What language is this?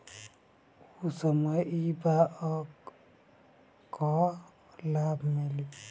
Bhojpuri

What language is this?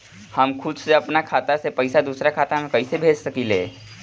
Bhojpuri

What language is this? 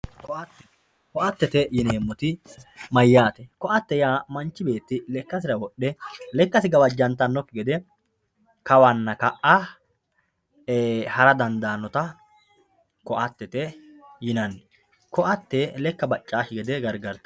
Sidamo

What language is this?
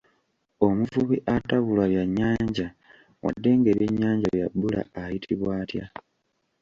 Ganda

